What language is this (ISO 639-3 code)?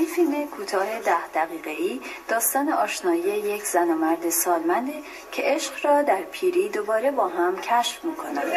fas